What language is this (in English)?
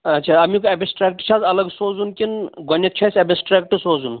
Kashmiri